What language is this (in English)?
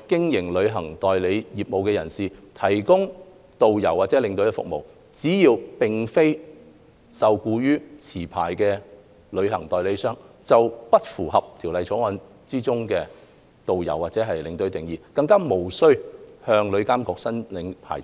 Cantonese